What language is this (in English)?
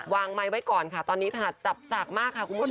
Thai